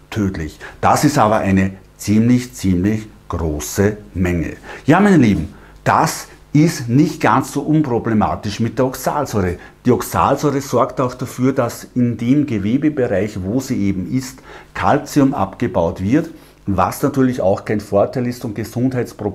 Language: German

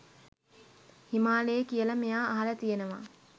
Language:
Sinhala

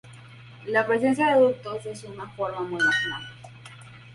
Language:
Spanish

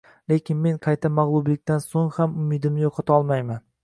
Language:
Uzbek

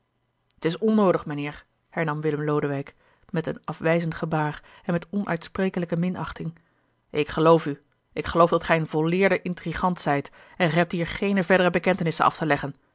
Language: Dutch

